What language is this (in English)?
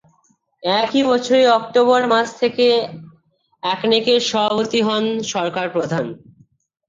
Bangla